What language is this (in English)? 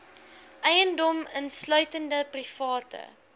Afrikaans